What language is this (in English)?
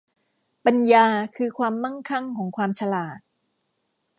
Thai